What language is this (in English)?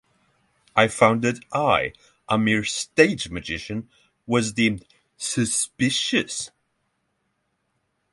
English